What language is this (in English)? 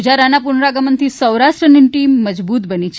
Gujarati